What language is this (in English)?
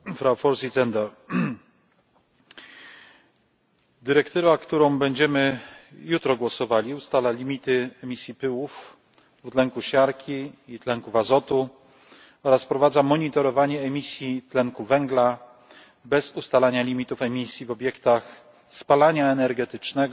Polish